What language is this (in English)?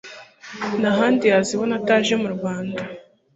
Kinyarwanda